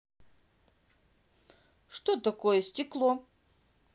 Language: Russian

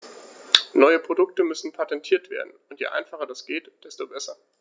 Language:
German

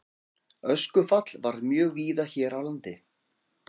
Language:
Icelandic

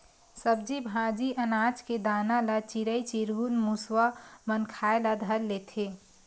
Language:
Chhattisgarhi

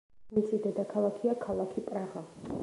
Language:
Georgian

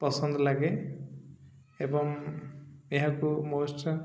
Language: Odia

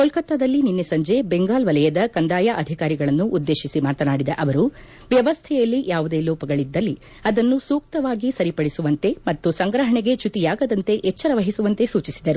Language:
Kannada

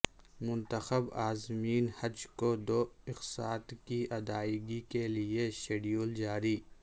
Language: Urdu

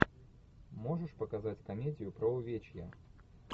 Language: Russian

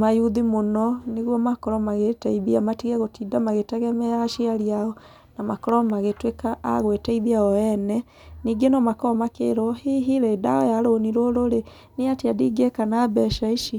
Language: Kikuyu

